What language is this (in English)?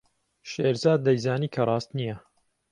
Central Kurdish